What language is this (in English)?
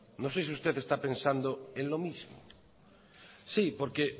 Spanish